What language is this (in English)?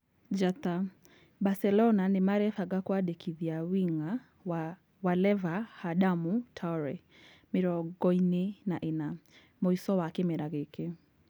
Kikuyu